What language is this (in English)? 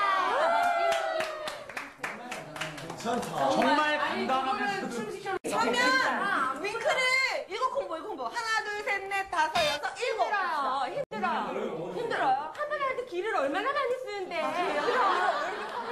Korean